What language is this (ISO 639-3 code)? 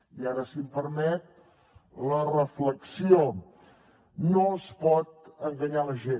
cat